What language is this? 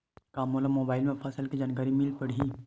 Chhattisgarhi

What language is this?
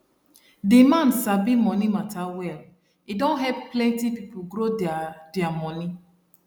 Nigerian Pidgin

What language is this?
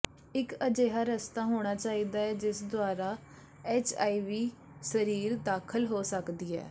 Punjabi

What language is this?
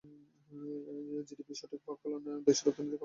Bangla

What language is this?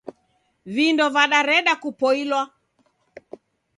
Taita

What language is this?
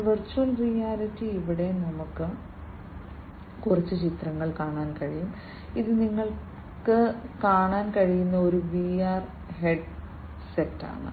Malayalam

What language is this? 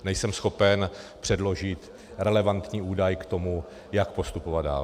Czech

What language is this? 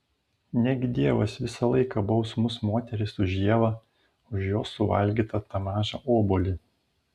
Lithuanian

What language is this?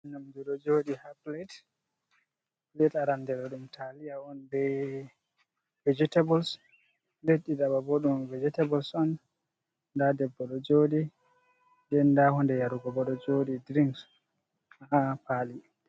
Fula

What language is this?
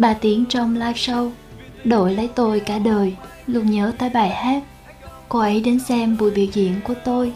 Vietnamese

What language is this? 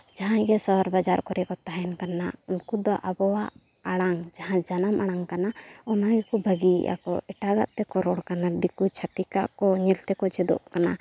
Santali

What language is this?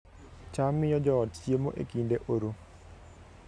Luo (Kenya and Tanzania)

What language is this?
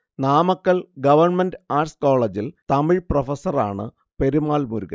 Malayalam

